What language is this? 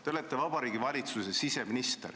Estonian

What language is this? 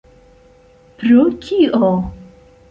Esperanto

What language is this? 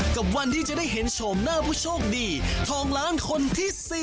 Thai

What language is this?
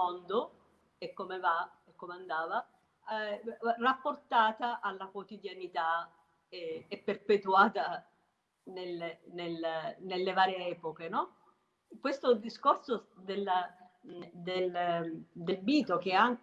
Italian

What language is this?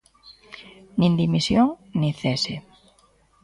Galician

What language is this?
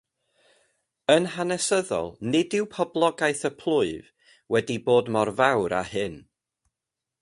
Welsh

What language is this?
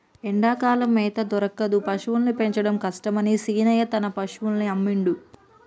Telugu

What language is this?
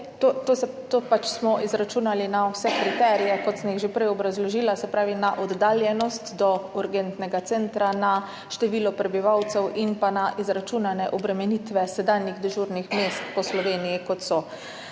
Slovenian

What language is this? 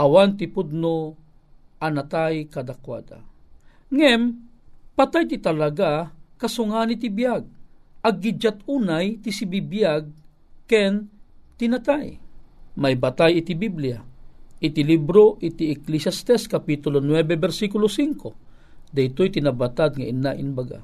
Filipino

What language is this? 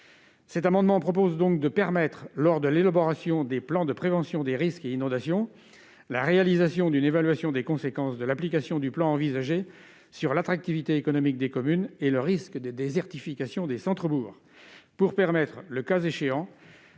French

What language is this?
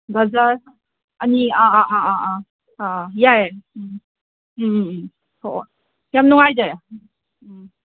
Manipuri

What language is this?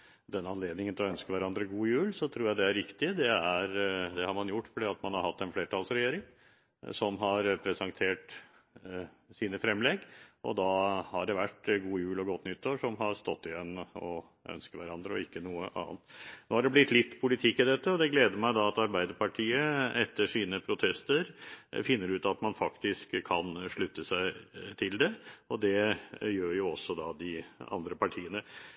Norwegian Bokmål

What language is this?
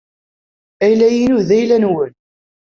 Kabyle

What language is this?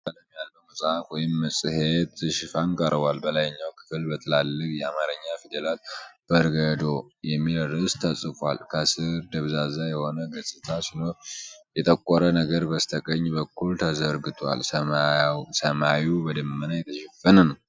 Amharic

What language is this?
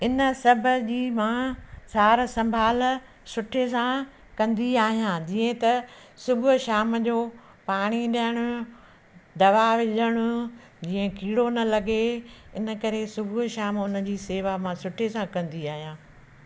Sindhi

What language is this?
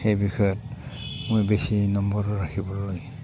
Assamese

